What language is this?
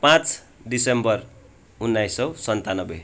Nepali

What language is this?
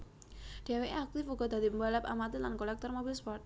Javanese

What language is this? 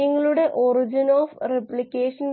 Malayalam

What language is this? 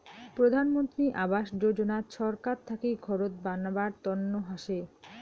Bangla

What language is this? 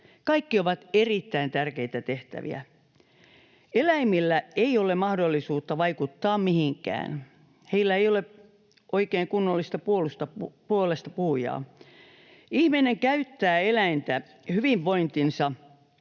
Finnish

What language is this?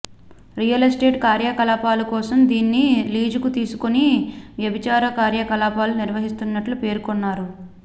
Telugu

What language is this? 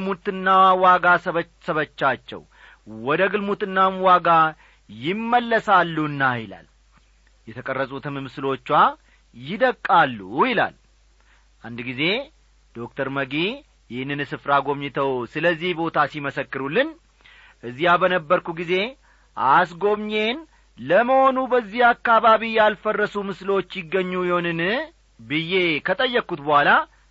Amharic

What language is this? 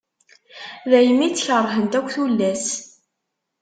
Kabyle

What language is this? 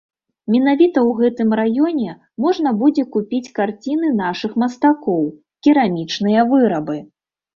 Belarusian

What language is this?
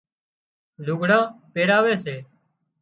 Wadiyara Koli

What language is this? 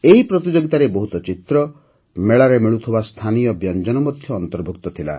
Odia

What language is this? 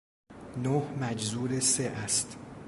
Persian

